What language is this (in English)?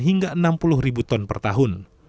Indonesian